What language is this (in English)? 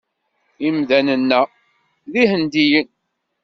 Kabyle